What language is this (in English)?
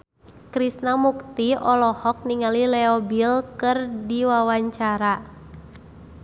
Sundanese